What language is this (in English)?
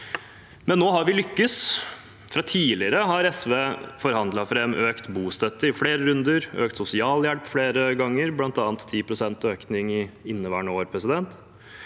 Norwegian